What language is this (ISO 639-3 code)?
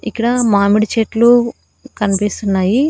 tel